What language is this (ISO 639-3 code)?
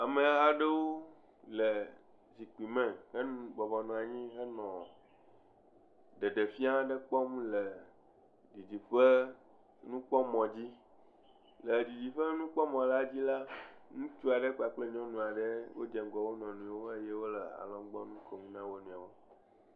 ewe